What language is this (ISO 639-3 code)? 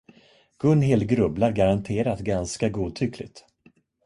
swe